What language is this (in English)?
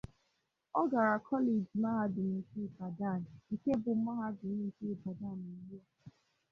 Igbo